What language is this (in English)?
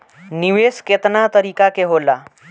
Bhojpuri